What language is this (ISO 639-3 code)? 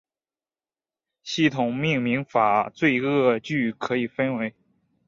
zho